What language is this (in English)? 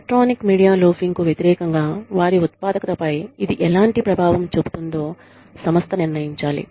Telugu